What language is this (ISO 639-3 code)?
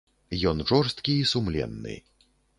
bel